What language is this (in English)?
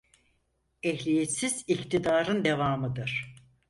Turkish